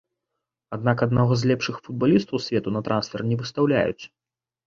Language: Belarusian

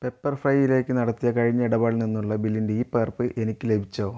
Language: Malayalam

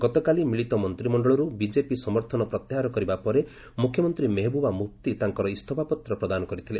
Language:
Odia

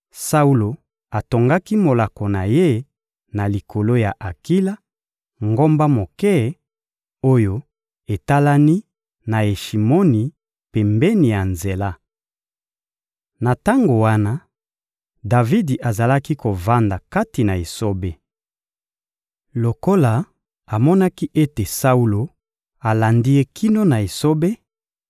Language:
Lingala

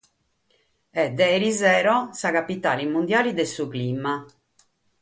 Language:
Sardinian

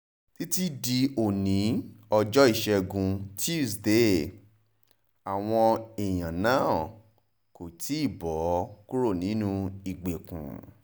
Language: Yoruba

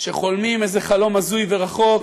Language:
Hebrew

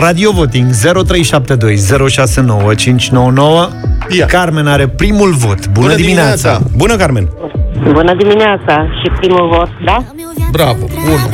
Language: Romanian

